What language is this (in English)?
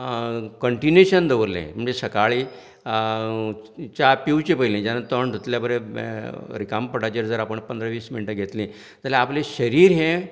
Konkani